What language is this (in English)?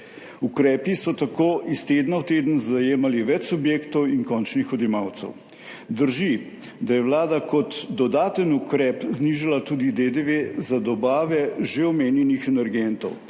Slovenian